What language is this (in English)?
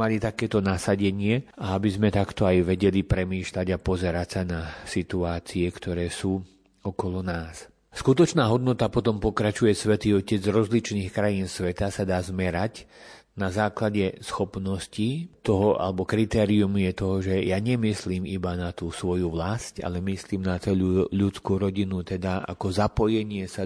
Slovak